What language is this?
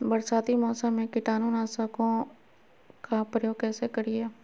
Magahi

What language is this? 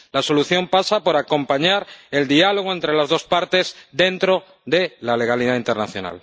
Spanish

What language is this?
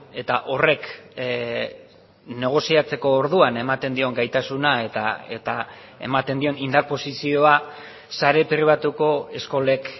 Basque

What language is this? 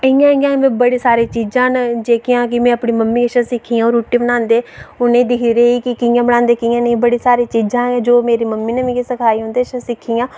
Dogri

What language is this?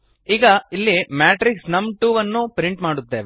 Kannada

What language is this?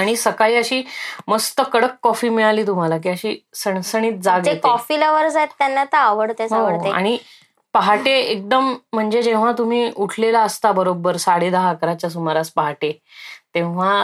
Marathi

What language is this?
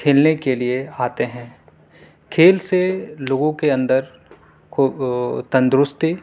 Urdu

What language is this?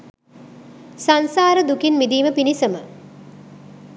Sinhala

